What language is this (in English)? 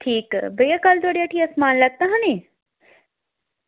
Dogri